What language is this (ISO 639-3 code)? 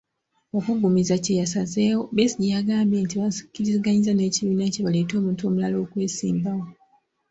lug